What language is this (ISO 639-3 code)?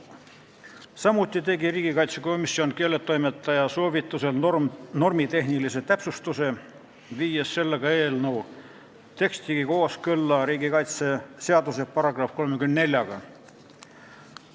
est